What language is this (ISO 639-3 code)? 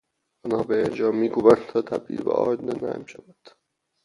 fas